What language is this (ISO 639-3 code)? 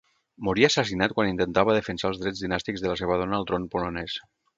cat